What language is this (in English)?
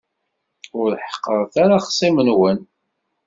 Kabyle